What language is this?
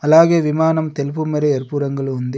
Telugu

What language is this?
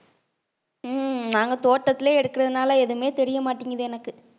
Tamil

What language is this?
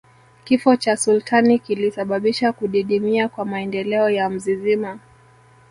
Swahili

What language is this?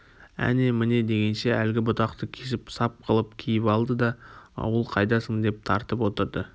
Kazakh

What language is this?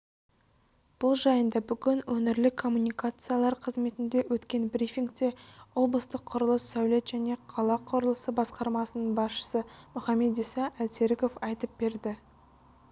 Kazakh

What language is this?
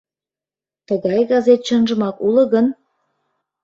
Mari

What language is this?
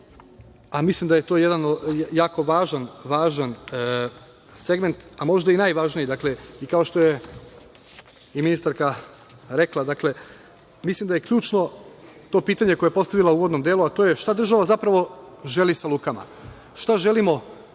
Serbian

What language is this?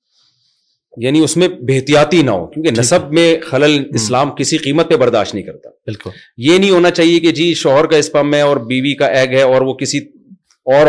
Urdu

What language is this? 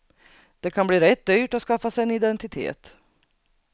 Swedish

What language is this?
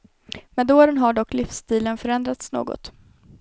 Swedish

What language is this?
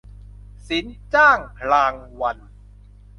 Thai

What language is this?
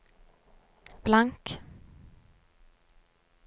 Norwegian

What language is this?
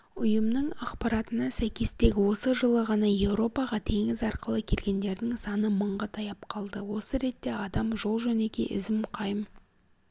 Kazakh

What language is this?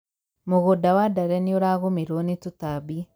Kikuyu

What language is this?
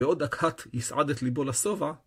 Hebrew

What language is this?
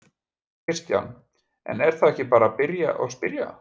Icelandic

